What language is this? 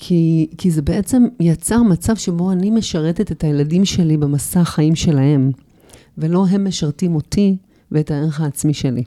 Hebrew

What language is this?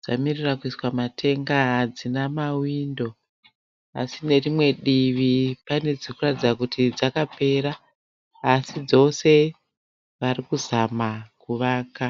Shona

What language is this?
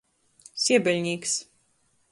Latgalian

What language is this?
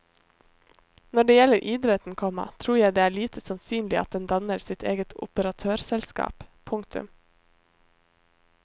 Norwegian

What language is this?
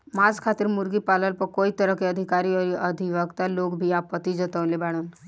Bhojpuri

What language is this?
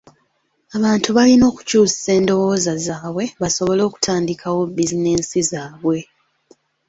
Ganda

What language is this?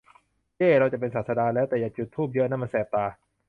Thai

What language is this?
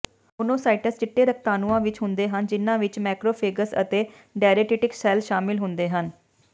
Punjabi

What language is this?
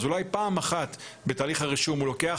Hebrew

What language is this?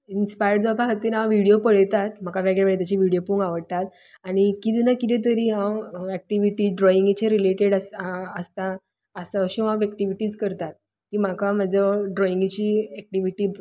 Konkani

